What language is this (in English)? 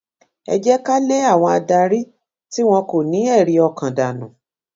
Yoruba